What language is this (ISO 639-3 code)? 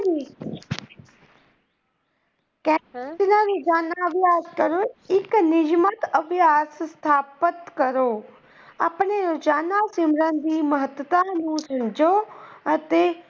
pan